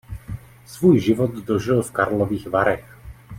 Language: Czech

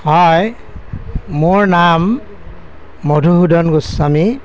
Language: Assamese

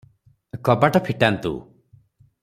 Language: Odia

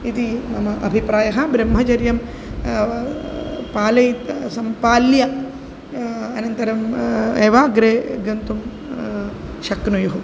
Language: Sanskrit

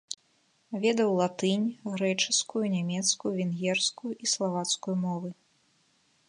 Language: Belarusian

